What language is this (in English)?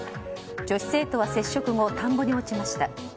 Japanese